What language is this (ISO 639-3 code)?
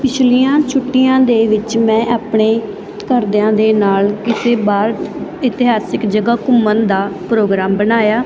pan